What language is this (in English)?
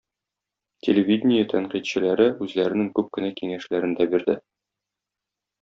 Tatar